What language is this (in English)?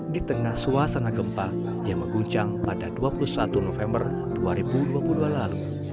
Indonesian